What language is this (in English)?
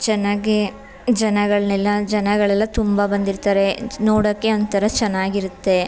Kannada